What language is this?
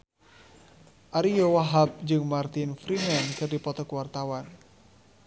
Sundanese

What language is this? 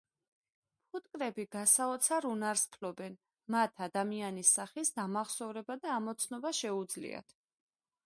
Georgian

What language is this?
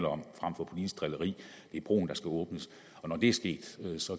Danish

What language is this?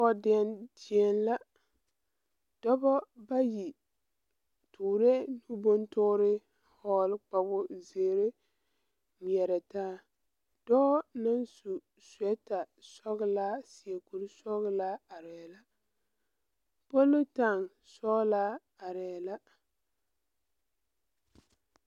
Southern Dagaare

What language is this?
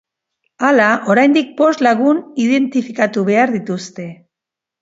Basque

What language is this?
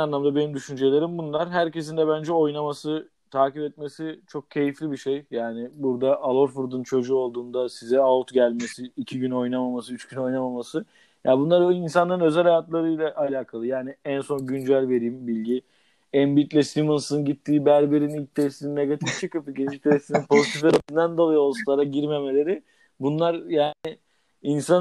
Turkish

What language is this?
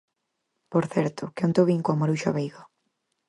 Galician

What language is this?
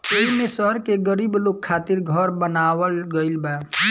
Bhojpuri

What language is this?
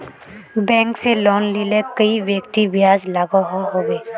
Magahi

